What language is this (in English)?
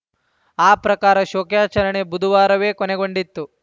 Kannada